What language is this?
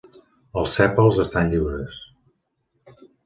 Catalan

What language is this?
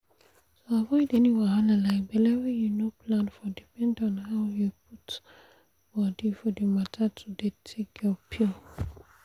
Nigerian Pidgin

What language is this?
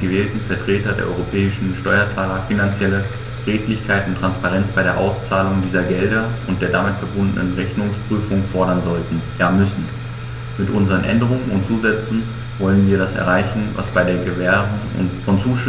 German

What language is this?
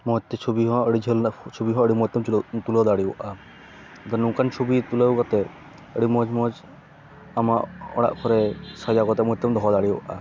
Santali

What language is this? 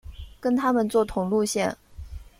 Chinese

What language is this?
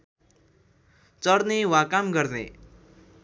Nepali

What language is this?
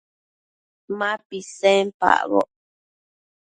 Matsés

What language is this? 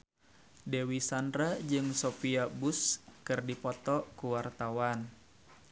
Sundanese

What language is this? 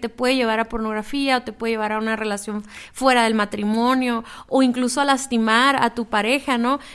Spanish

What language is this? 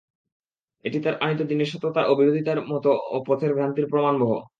Bangla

